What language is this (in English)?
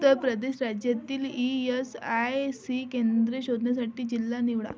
Marathi